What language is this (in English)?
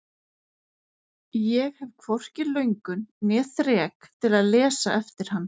Icelandic